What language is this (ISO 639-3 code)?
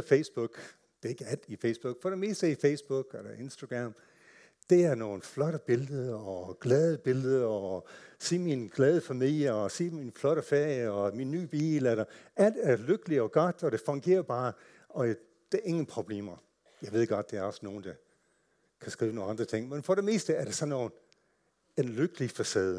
dan